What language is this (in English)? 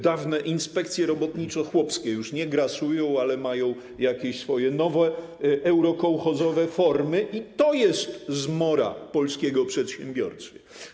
Polish